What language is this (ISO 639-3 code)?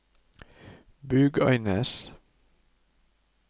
nor